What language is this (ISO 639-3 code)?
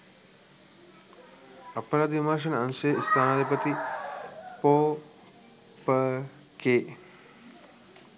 sin